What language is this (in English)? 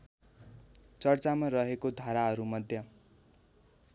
Nepali